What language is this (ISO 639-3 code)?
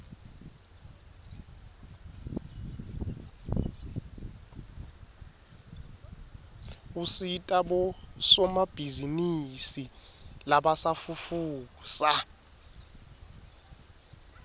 ssw